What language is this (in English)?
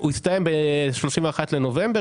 Hebrew